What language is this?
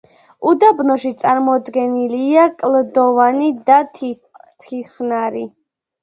Georgian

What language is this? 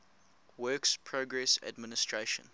English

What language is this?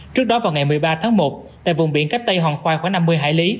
Vietnamese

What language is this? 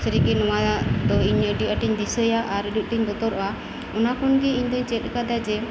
Santali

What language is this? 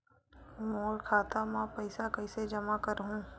Chhattisgarhi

